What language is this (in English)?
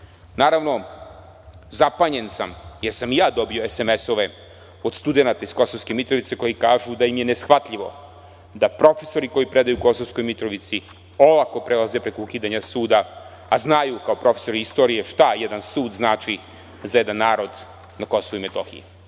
Serbian